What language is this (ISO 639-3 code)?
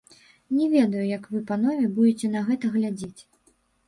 bel